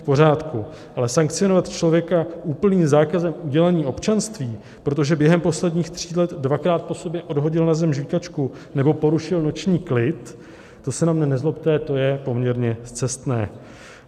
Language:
Czech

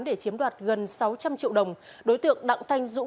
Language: Vietnamese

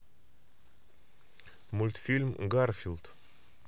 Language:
Russian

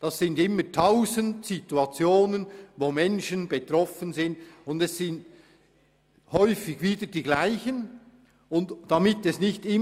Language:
Swiss German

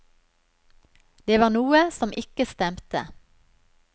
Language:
Norwegian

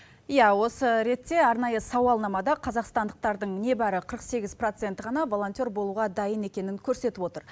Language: Kazakh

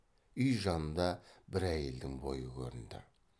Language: Kazakh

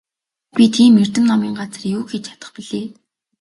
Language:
Mongolian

